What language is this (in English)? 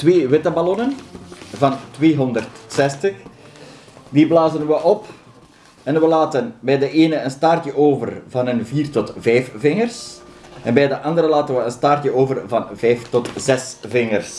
Dutch